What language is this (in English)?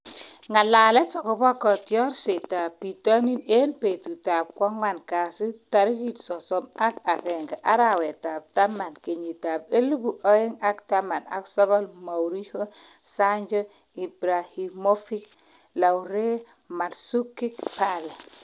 Kalenjin